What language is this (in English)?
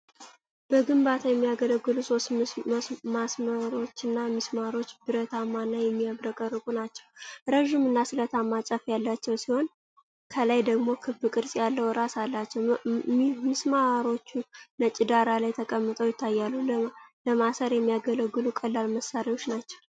Amharic